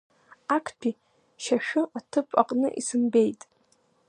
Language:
Abkhazian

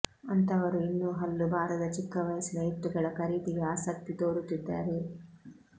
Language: Kannada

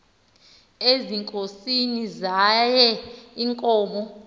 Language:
Xhosa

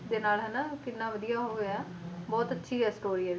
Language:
Punjabi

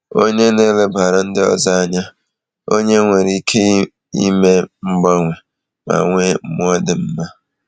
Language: Igbo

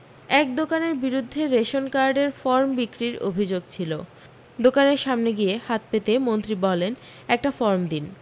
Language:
Bangla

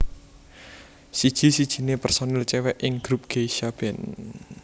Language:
Javanese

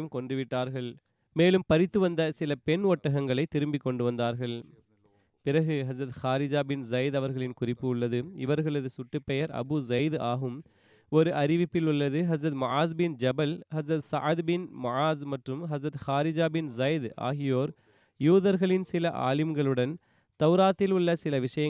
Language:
Tamil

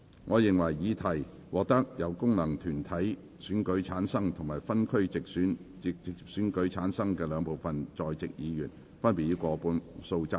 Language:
Cantonese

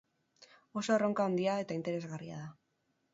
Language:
Basque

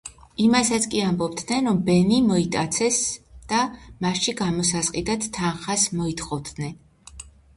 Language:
Georgian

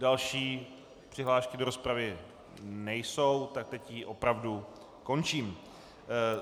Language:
Czech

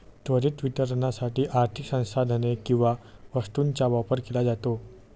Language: Marathi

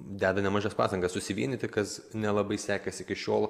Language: Lithuanian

